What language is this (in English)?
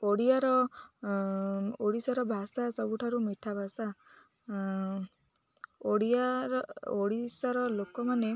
Odia